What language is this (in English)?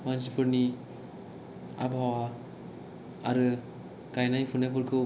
Bodo